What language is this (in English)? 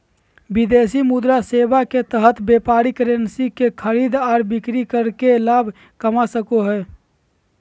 Magahi